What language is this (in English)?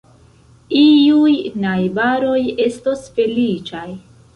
Esperanto